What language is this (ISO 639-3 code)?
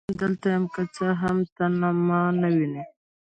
pus